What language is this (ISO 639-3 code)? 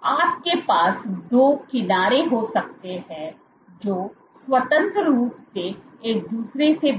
hin